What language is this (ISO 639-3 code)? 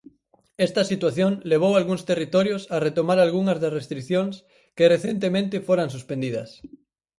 glg